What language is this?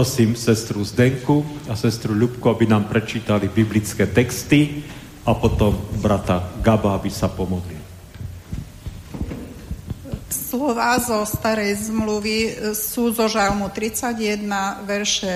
Slovak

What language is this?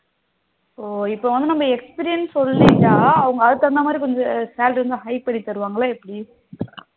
Tamil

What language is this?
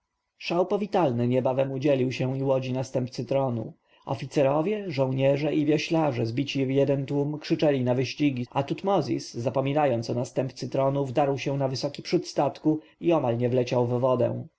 Polish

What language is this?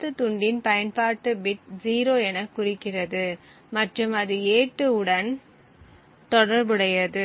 Tamil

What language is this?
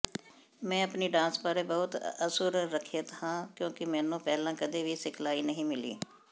Punjabi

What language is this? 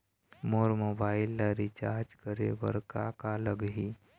Chhattisgarhi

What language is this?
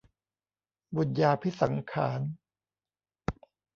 Thai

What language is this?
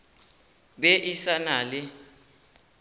Northern Sotho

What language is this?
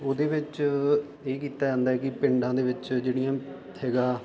Punjabi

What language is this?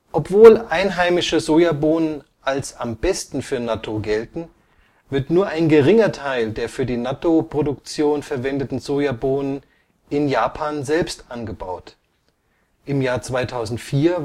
German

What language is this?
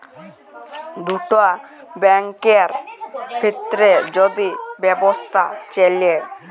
Bangla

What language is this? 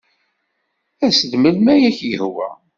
Kabyle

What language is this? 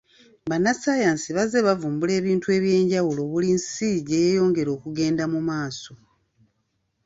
Ganda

